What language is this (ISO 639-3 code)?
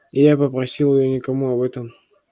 rus